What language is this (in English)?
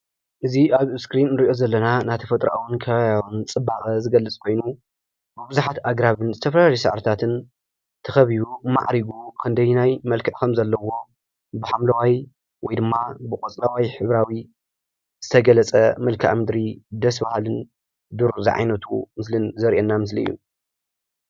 Tigrinya